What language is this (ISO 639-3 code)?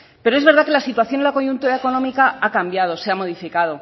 spa